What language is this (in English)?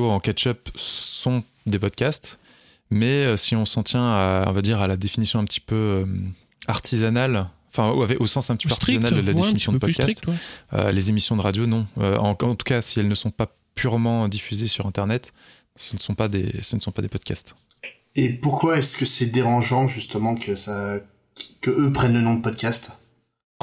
French